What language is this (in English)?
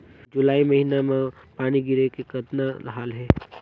Chhattisgarhi